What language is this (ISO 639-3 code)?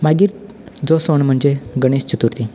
kok